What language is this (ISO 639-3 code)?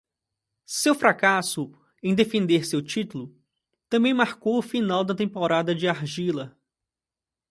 por